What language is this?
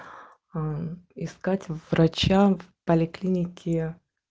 Russian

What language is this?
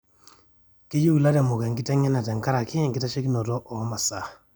Masai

